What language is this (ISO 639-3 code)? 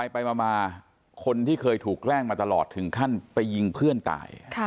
tha